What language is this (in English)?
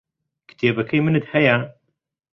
Central Kurdish